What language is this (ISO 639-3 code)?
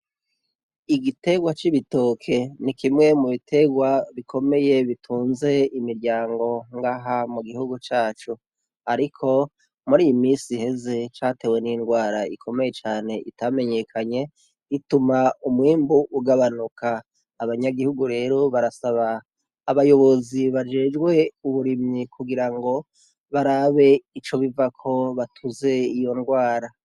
run